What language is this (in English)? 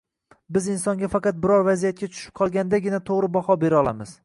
Uzbek